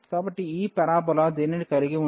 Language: Telugu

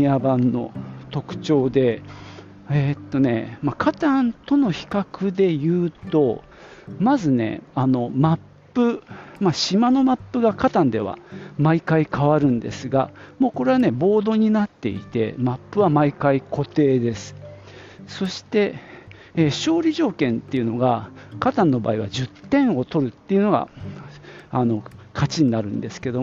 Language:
Japanese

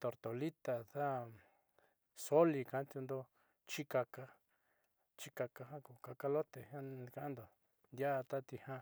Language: Southeastern Nochixtlán Mixtec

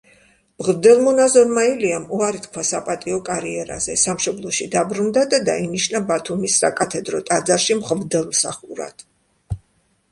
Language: Georgian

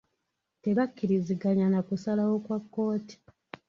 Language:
Ganda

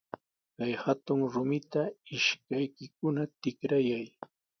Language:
Sihuas Ancash Quechua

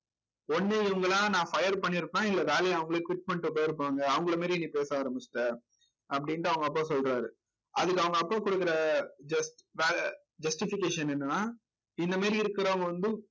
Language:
Tamil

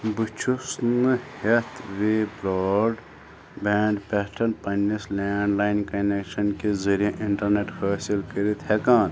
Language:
Kashmiri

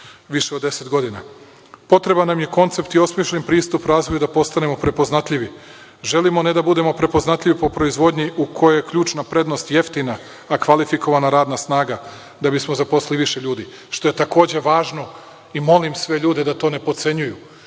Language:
Serbian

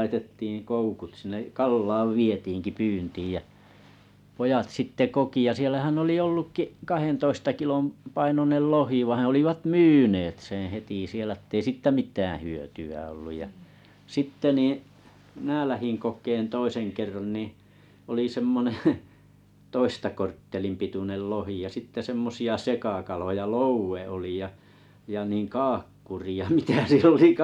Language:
Finnish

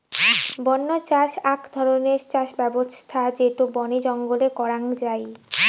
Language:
Bangla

